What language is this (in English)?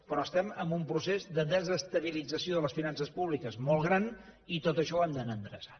Catalan